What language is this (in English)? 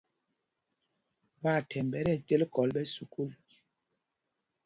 Mpumpong